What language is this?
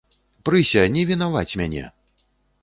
Belarusian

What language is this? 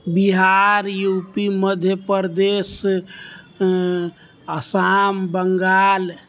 Maithili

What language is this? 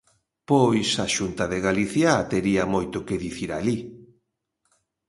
Galician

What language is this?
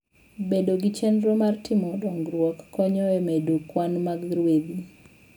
Luo (Kenya and Tanzania)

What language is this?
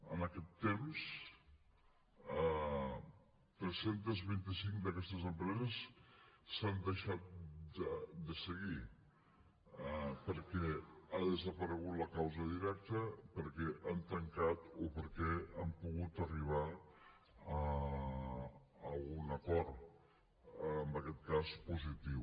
Catalan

